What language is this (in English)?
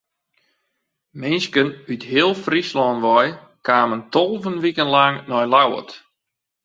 Western Frisian